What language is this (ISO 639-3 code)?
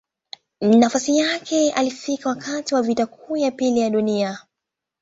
swa